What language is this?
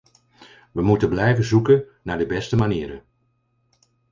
Dutch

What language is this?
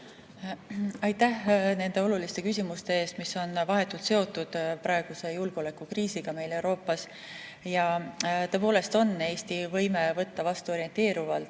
Estonian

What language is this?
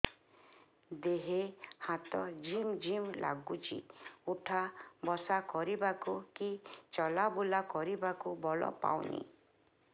Odia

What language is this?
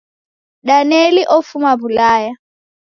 Taita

